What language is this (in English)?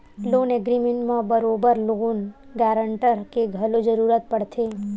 Chhattisgarhi